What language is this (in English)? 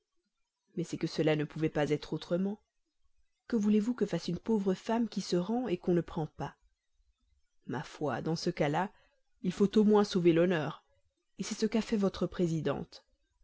French